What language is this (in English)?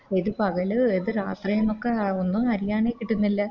Malayalam